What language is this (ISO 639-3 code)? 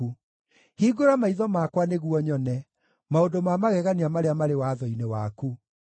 kik